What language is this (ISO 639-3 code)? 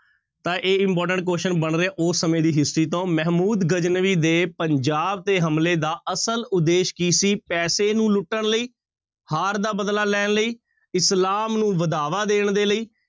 pan